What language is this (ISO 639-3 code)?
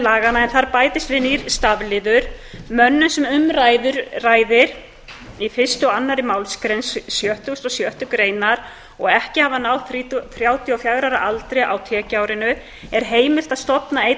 isl